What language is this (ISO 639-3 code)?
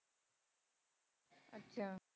pan